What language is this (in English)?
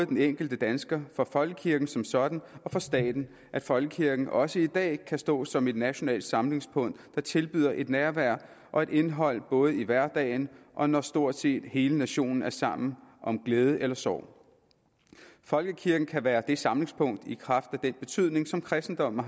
Danish